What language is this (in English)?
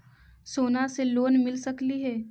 Magahi